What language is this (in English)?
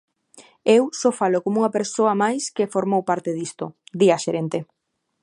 Galician